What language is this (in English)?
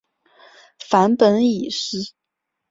Chinese